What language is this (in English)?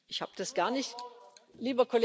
German